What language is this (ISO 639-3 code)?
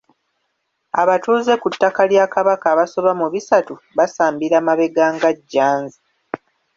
lug